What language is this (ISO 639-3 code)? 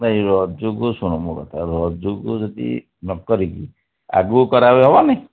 ori